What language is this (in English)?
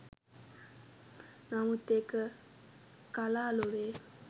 Sinhala